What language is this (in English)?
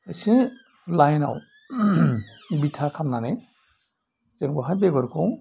Bodo